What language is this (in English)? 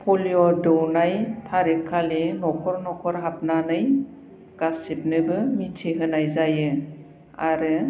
Bodo